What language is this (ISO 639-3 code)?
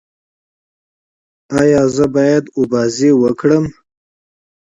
pus